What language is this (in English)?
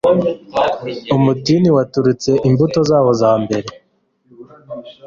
Kinyarwanda